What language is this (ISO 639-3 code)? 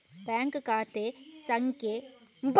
kan